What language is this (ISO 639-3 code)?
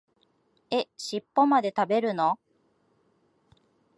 jpn